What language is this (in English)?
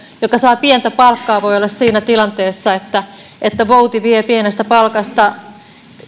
Finnish